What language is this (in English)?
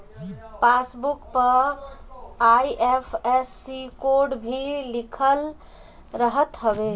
Bhojpuri